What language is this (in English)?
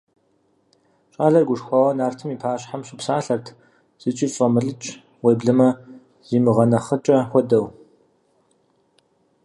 Kabardian